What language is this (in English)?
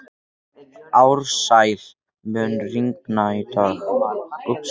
Icelandic